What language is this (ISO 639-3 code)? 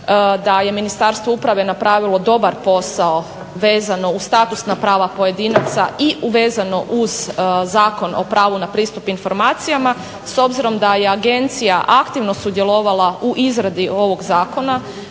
hrv